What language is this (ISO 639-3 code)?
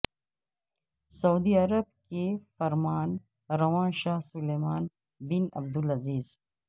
urd